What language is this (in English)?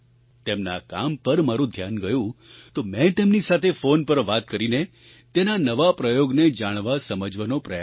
Gujarati